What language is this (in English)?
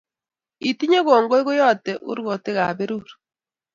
Kalenjin